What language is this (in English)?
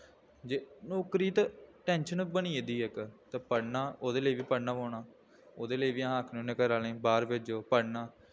Dogri